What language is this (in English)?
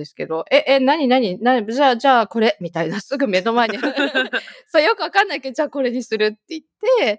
Japanese